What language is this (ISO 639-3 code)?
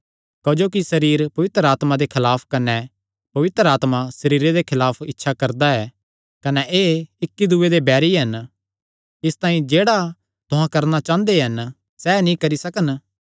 xnr